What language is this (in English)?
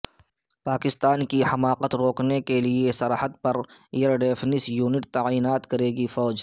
Urdu